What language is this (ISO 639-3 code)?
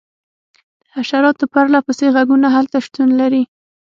pus